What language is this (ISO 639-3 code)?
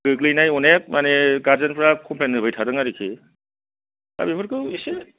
brx